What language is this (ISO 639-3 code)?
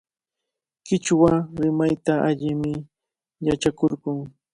qvl